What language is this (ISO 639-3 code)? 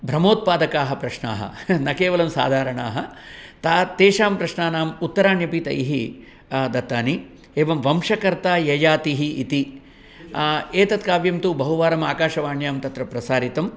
san